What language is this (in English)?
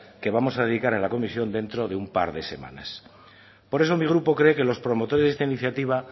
Spanish